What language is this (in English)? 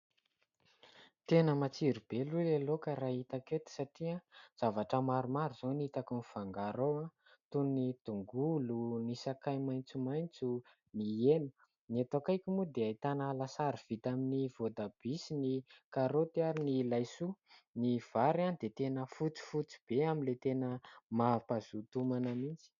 Malagasy